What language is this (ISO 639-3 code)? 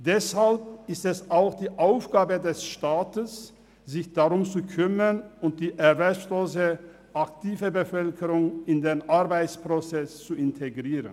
gsw